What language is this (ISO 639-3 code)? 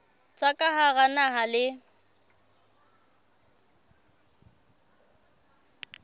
sot